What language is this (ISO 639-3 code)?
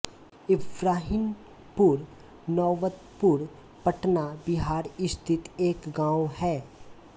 hin